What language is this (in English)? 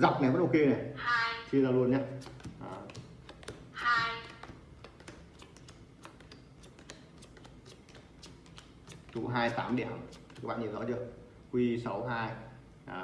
Vietnamese